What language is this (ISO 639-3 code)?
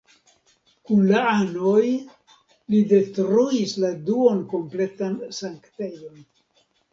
epo